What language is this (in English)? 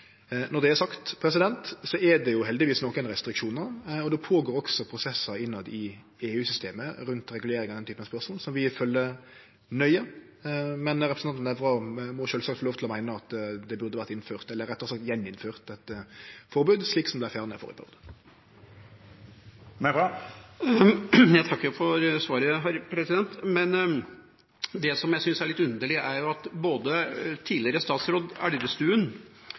Norwegian